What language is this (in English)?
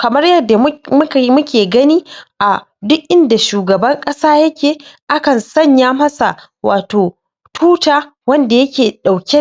Hausa